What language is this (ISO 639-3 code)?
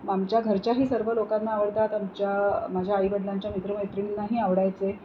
mar